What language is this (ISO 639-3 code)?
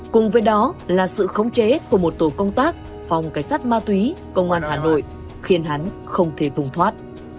vie